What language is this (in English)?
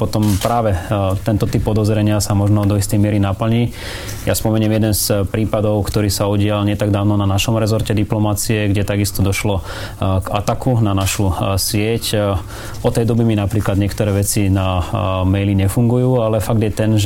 Slovak